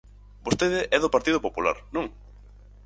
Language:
Galician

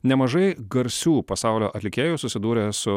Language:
Lithuanian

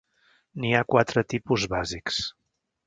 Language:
Catalan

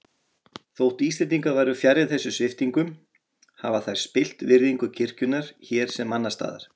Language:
Icelandic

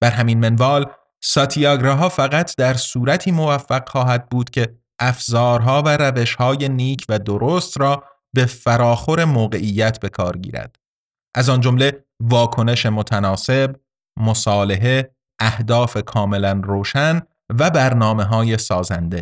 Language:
Persian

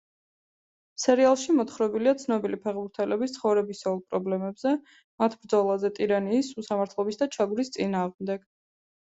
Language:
Georgian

